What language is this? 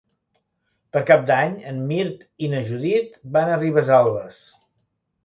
Catalan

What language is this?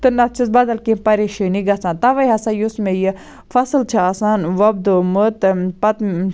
Kashmiri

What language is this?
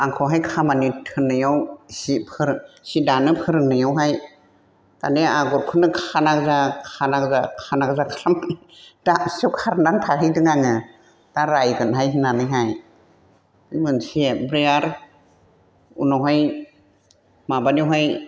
Bodo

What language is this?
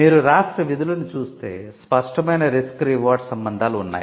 Telugu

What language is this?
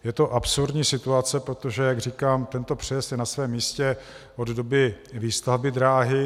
Czech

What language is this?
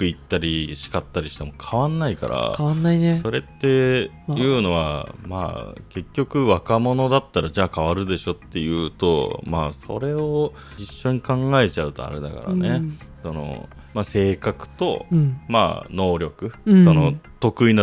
Japanese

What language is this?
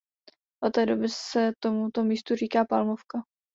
Czech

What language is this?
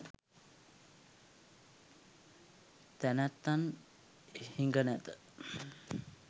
Sinhala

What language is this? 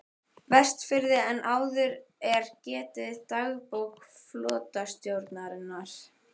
Icelandic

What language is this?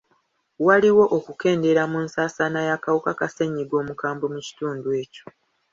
Ganda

